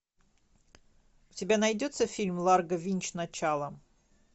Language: Russian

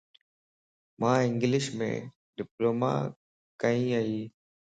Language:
Lasi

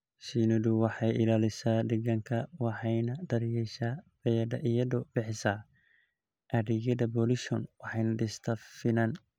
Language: Somali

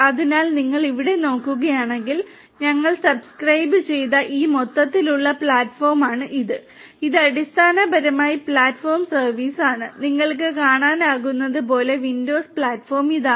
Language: Malayalam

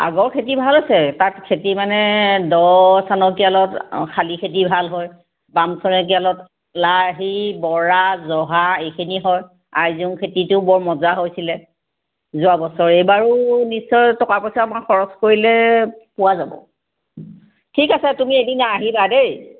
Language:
Assamese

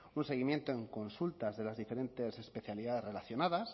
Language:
Spanish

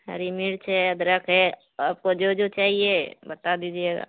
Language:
Urdu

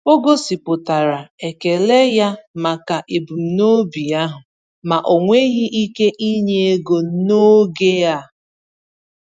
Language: Igbo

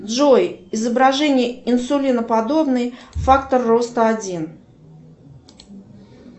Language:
Russian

